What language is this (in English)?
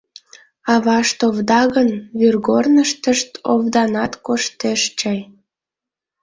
Mari